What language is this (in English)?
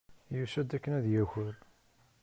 Kabyle